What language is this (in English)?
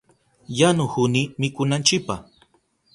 Southern Pastaza Quechua